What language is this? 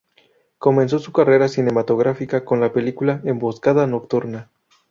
Spanish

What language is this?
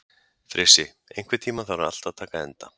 Icelandic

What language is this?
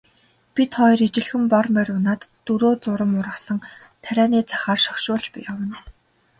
Mongolian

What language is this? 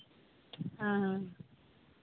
Santali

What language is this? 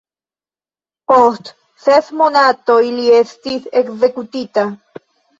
Esperanto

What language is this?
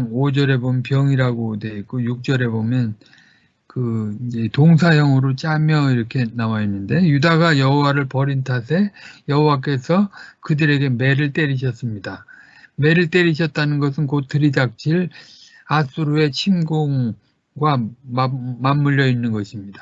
Korean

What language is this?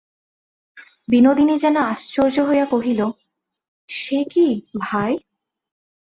Bangla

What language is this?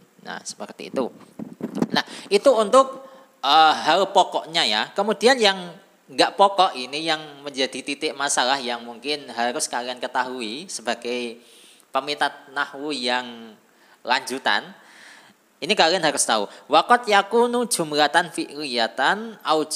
Indonesian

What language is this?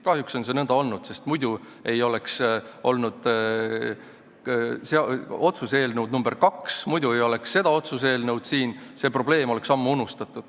Estonian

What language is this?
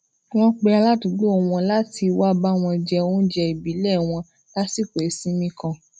Yoruba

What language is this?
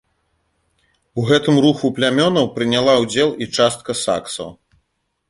Belarusian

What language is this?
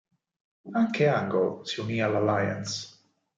Italian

